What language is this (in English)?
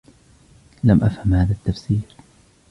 Arabic